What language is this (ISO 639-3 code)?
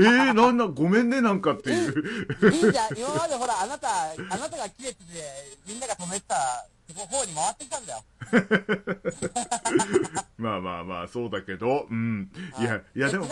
jpn